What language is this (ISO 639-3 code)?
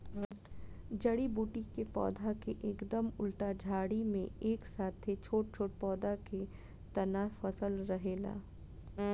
bho